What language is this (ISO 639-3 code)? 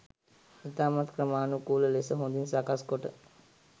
sin